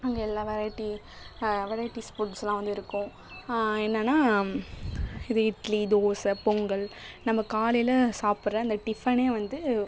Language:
Tamil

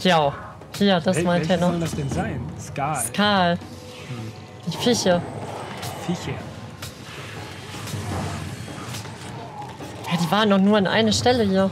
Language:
German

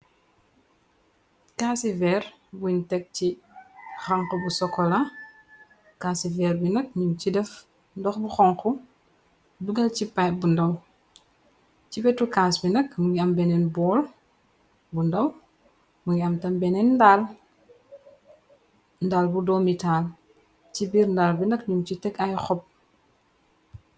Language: Wolof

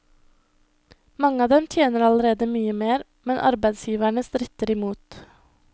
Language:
Norwegian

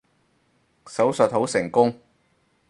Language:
Cantonese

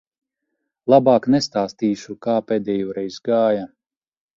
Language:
Latvian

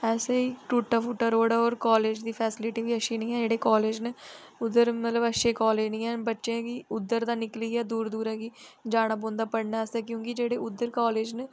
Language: Dogri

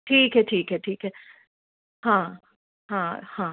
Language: Hindi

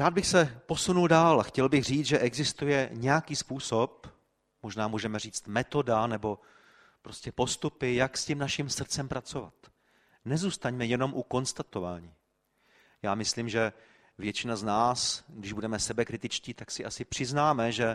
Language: Czech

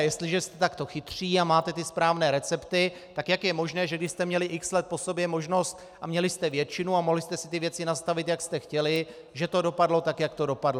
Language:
Czech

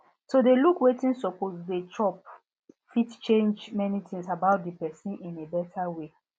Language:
Nigerian Pidgin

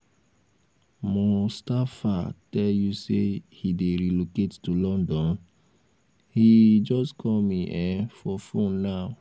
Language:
Nigerian Pidgin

